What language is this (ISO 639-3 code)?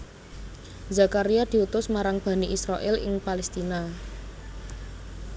jav